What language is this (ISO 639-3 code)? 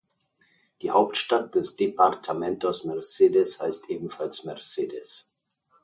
deu